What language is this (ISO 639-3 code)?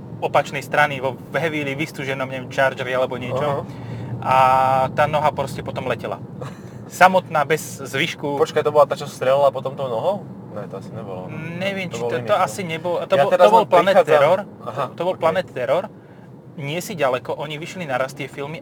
slk